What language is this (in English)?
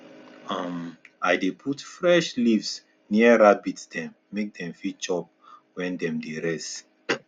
Nigerian Pidgin